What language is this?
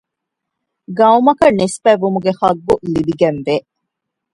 Divehi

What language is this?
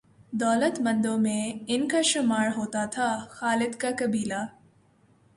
Urdu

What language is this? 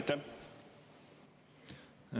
Estonian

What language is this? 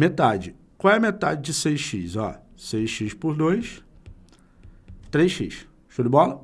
Portuguese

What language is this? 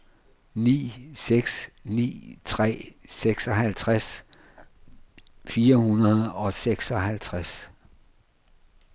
Danish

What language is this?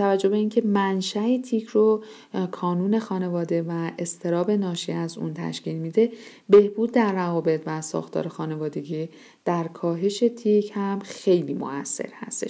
Persian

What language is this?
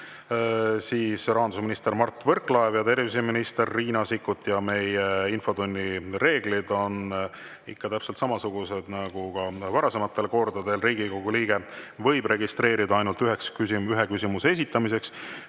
Estonian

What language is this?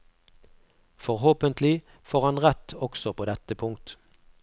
Norwegian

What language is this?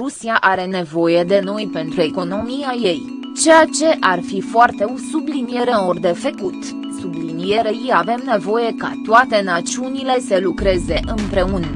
Romanian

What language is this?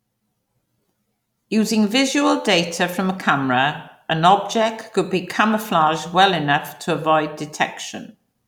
English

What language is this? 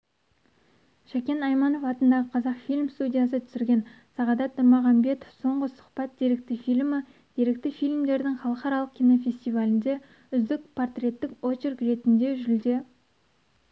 Kazakh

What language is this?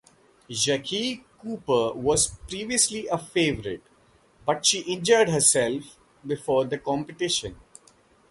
English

